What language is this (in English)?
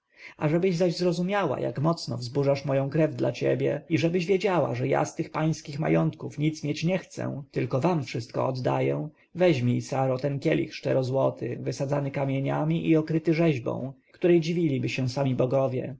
Polish